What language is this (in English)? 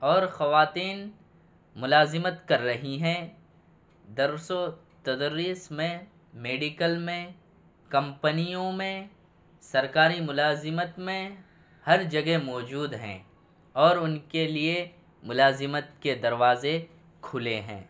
Urdu